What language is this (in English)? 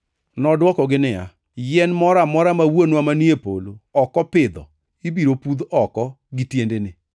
Luo (Kenya and Tanzania)